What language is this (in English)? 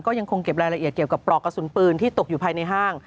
Thai